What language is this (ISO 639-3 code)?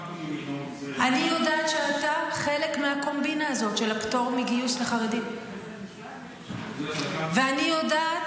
heb